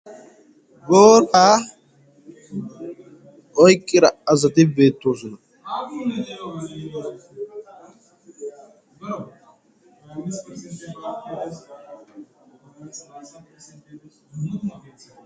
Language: Wolaytta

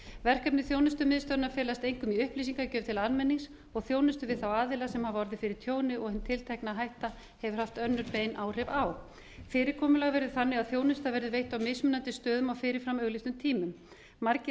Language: Icelandic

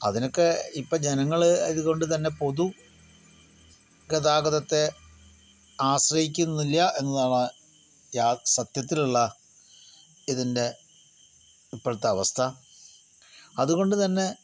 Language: Malayalam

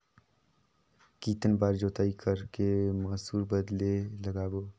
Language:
Chhattisgarhi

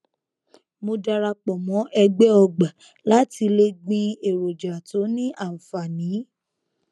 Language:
Yoruba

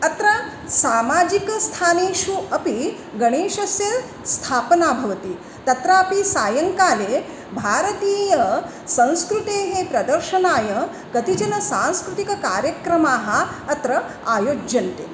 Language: Sanskrit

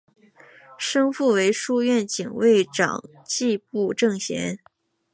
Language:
Chinese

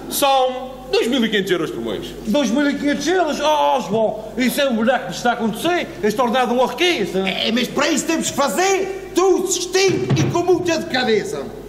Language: Portuguese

